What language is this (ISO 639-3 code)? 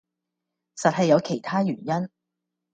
yue